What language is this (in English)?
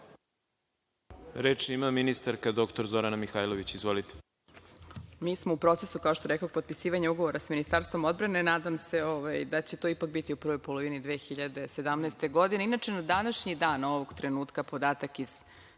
Serbian